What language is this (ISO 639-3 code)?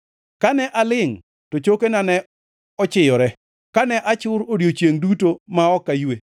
luo